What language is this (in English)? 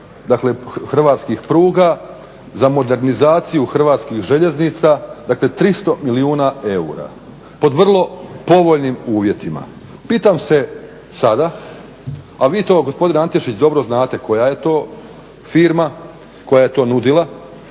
Croatian